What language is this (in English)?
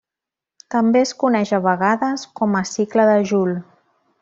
Catalan